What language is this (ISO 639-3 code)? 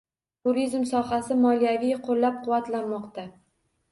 uzb